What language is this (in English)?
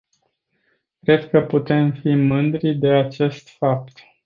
Romanian